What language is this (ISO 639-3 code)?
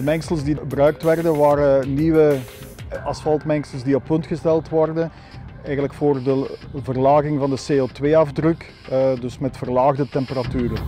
nld